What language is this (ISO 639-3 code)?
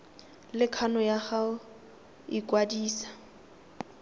tsn